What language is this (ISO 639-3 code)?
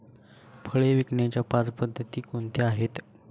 mar